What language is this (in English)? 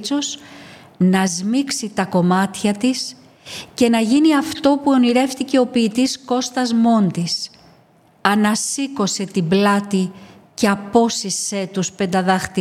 Greek